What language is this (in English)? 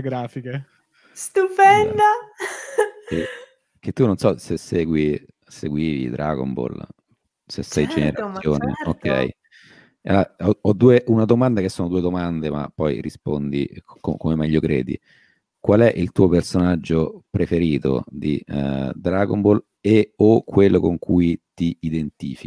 Italian